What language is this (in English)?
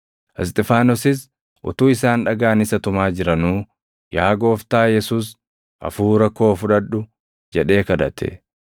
Oromo